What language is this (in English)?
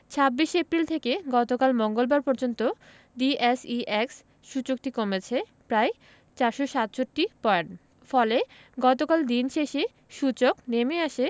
Bangla